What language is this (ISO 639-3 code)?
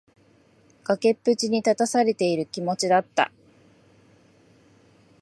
jpn